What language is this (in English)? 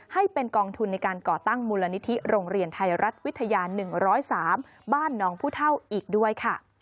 Thai